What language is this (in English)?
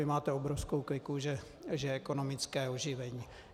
Czech